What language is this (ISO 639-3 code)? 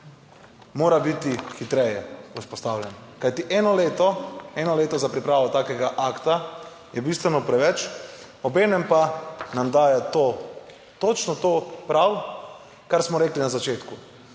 slv